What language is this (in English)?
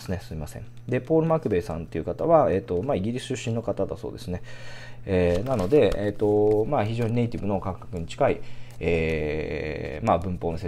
Japanese